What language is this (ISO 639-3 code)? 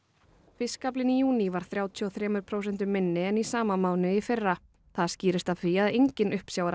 isl